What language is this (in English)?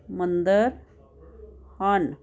Punjabi